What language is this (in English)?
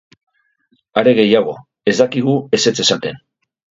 Basque